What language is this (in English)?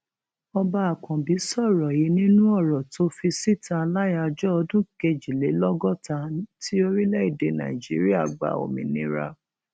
Yoruba